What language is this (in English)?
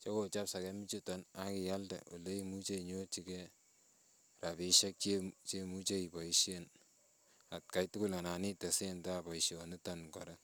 Kalenjin